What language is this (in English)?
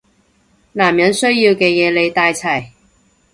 Cantonese